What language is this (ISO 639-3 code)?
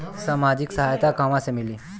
bho